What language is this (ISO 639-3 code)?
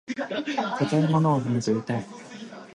jpn